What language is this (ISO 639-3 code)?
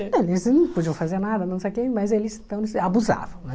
por